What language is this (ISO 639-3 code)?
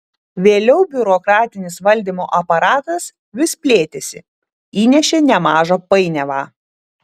lit